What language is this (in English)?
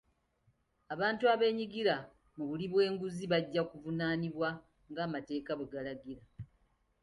Ganda